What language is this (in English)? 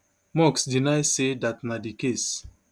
Nigerian Pidgin